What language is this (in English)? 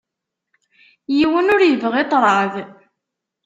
Kabyle